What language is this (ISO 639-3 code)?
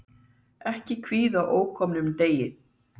isl